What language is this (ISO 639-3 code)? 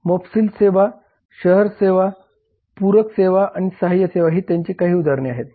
mar